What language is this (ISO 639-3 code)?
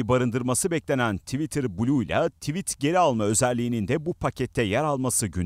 tur